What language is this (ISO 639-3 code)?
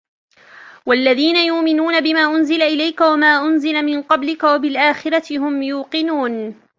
ara